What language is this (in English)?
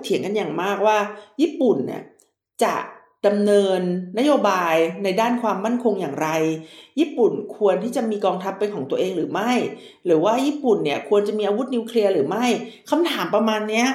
Thai